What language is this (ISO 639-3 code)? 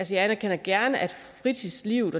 dan